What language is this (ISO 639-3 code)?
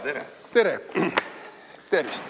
est